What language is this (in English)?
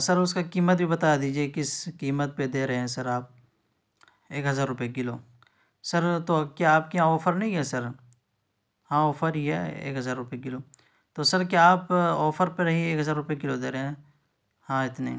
Urdu